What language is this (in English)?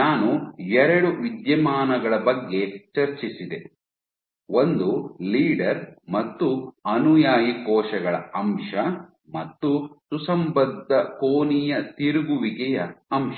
Kannada